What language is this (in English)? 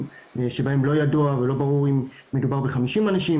Hebrew